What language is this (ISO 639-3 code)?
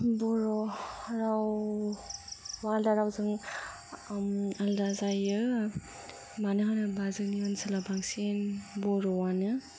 brx